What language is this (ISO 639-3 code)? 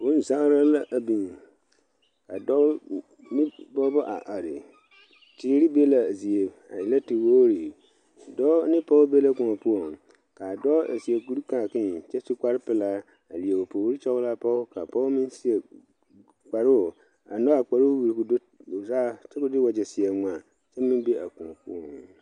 dga